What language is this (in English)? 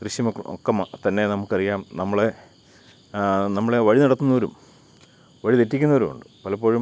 Malayalam